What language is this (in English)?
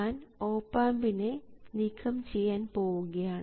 Malayalam